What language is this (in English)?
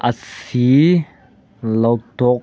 Manipuri